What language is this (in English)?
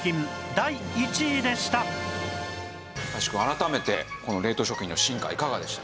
Japanese